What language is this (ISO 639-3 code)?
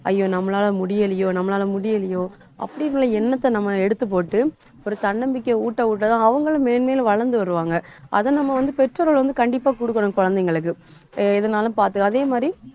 tam